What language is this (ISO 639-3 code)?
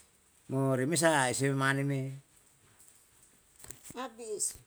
jal